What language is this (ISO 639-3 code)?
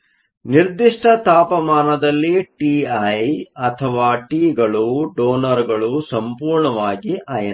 kan